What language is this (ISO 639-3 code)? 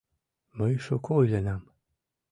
chm